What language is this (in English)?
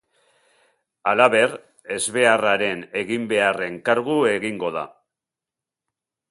Basque